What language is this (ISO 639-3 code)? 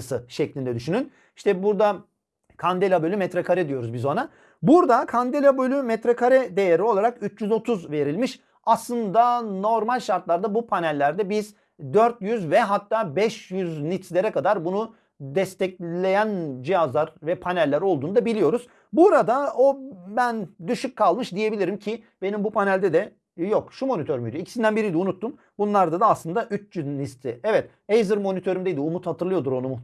tur